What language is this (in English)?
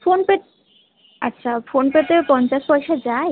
Bangla